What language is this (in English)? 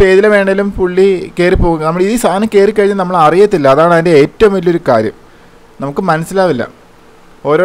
Malayalam